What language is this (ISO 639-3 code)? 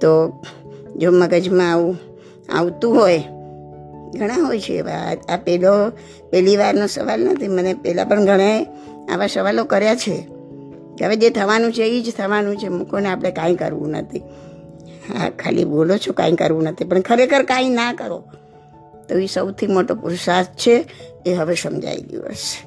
guj